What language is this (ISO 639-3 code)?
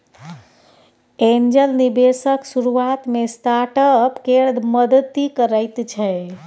mai